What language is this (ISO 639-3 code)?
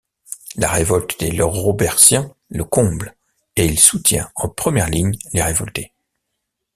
fra